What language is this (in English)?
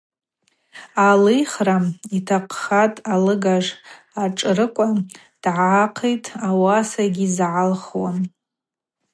Abaza